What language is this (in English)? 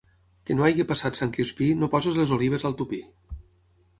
Catalan